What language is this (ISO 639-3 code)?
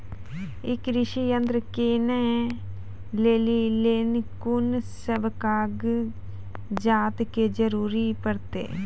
mai